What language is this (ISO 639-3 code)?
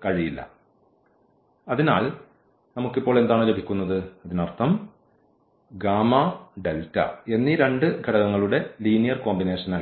mal